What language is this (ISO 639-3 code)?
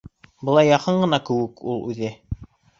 bak